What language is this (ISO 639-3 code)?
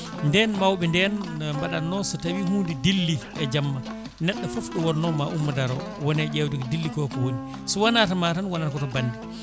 ful